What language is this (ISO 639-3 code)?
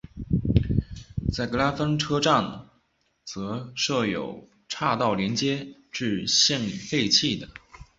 zho